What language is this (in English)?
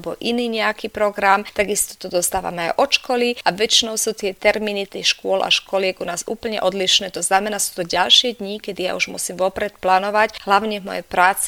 Slovak